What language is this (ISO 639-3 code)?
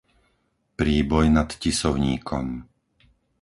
slk